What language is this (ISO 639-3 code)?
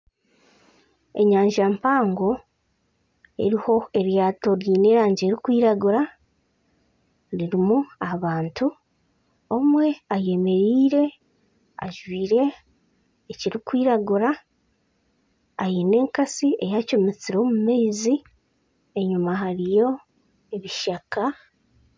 nyn